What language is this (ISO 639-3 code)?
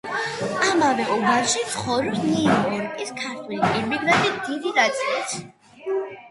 kat